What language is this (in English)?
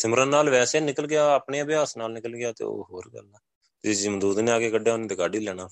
Punjabi